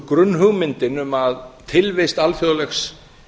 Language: Icelandic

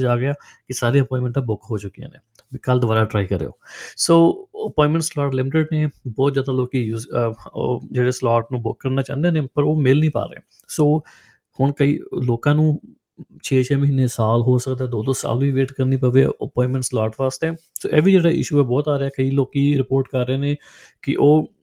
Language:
Punjabi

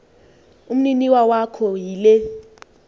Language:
Xhosa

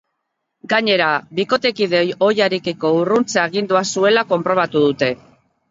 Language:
Basque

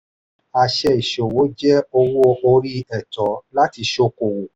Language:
Yoruba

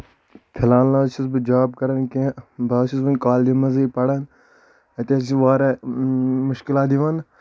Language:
Kashmiri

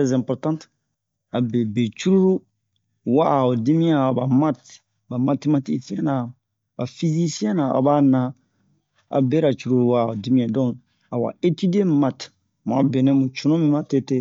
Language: Bomu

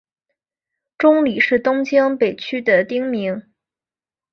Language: Chinese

